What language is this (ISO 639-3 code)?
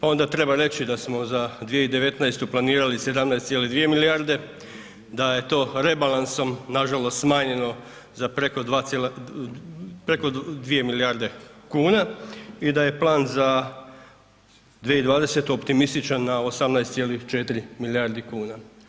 hrv